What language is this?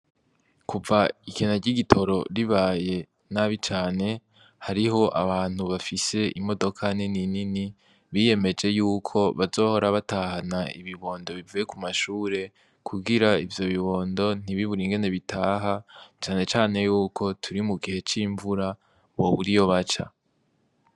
Rundi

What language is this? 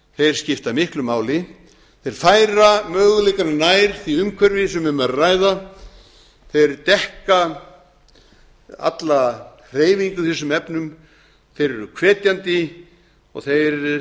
Icelandic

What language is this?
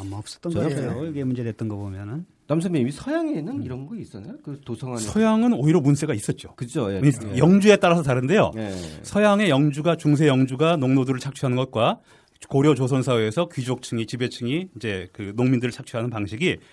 Korean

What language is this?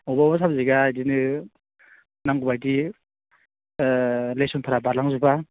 Bodo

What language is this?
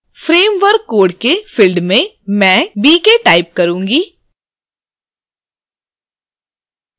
Hindi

